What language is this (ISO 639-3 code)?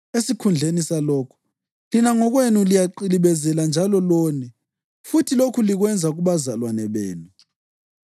nde